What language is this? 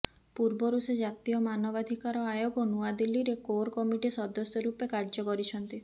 Odia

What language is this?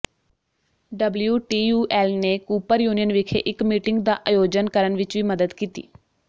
Punjabi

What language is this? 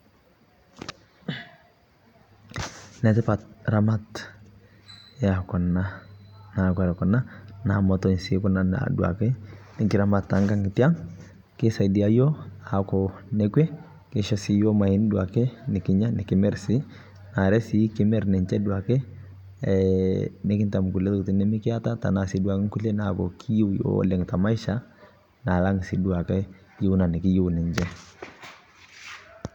Masai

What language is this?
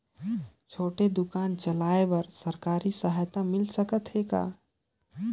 Chhattisgarhi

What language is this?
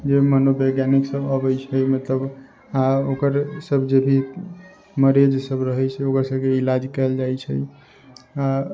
Maithili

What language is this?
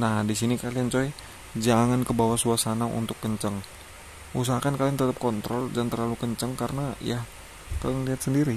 Indonesian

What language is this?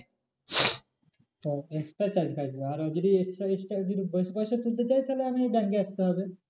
Bangla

